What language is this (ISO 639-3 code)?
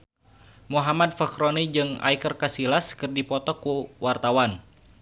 sun